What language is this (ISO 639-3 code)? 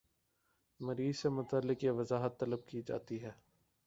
urd